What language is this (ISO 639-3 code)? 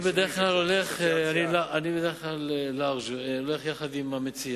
heb